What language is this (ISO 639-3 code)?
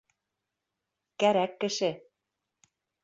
bak